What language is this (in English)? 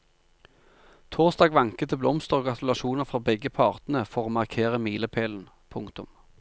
Norwegian